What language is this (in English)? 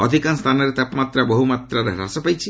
Odia